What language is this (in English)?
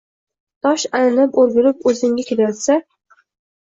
Uzbek